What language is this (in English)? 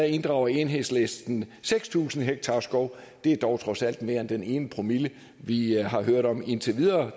Danish